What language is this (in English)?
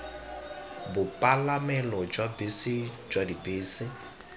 Tswana